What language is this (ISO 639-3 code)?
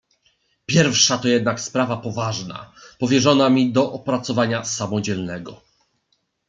pol